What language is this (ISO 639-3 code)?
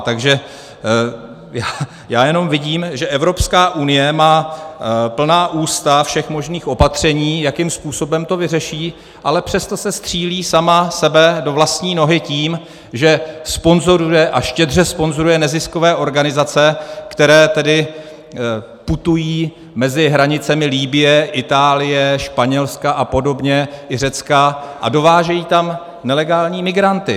ces